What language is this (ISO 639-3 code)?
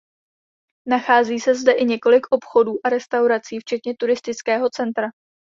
ces